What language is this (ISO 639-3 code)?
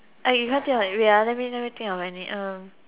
eng